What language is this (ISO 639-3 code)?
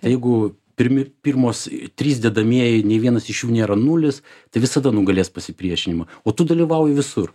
lit